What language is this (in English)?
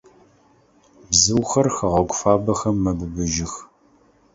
Adyghe